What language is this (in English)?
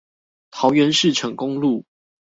Chinese